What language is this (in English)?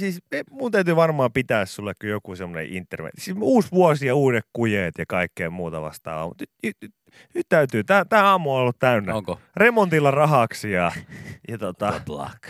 Finnish